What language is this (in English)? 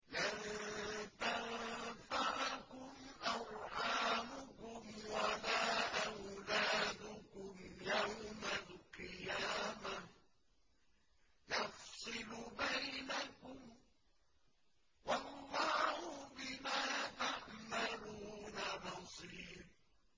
Arabic